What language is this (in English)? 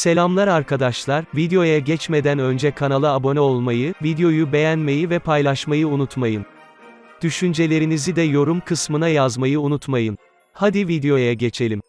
Turkish